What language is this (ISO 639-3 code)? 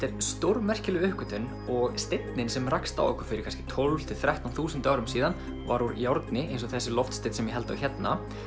isl